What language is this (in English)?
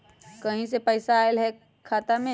Magahi